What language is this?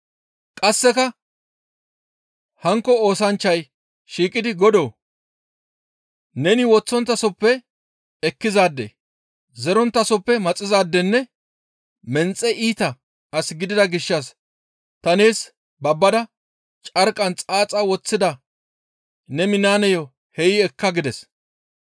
Gamo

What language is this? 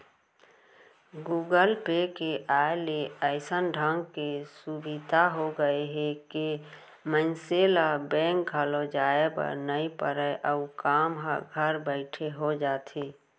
Chhattisgarhi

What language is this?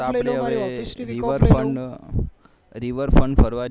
Gujarati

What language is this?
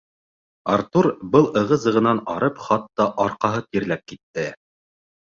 Bashkir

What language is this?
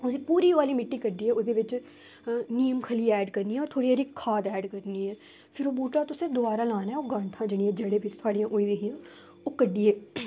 Dogri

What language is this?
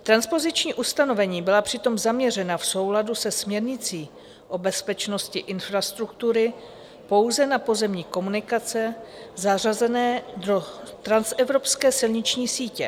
Czech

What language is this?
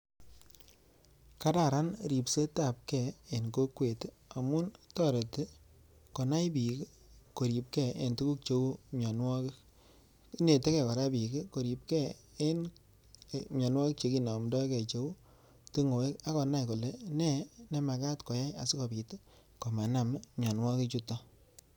Kalenjin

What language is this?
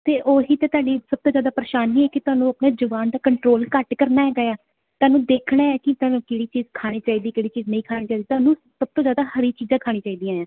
Punjabi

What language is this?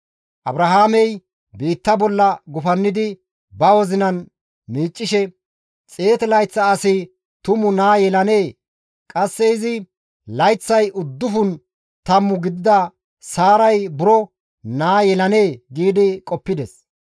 Gamo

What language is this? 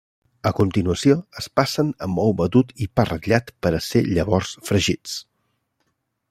Catalan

